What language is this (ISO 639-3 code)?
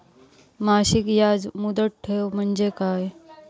mar